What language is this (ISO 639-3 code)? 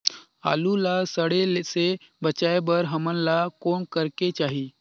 hne